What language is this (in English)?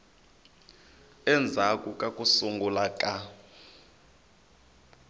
Tsonga